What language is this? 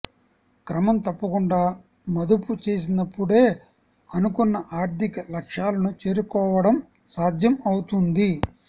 Telugu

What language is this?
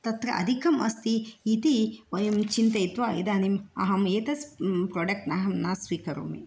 Sanskrit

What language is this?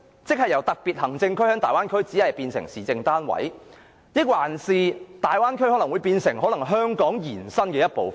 Cantonese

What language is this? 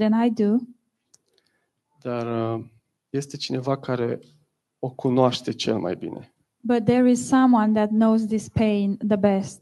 Romanian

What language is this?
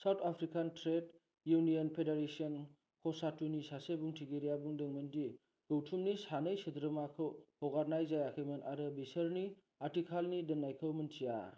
Bodo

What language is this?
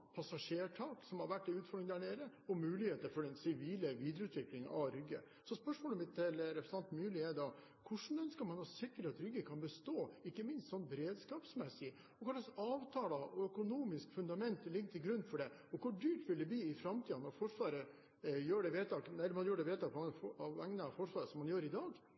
Norwegian Bokmål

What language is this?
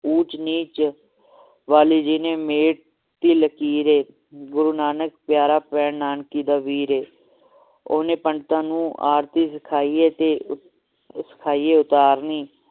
Punjabi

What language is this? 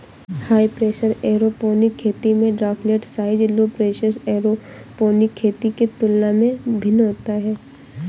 Hindi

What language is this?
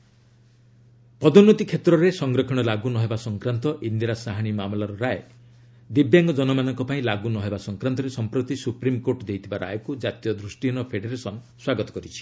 Odia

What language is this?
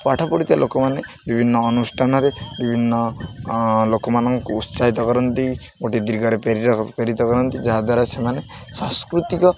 Odia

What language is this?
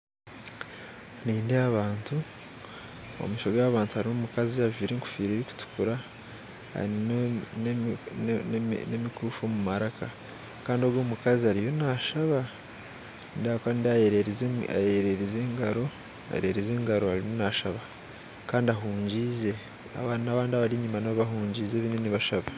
Nyankole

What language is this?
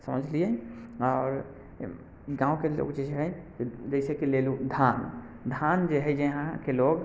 Maithili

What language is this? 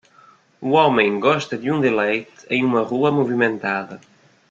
Portuguese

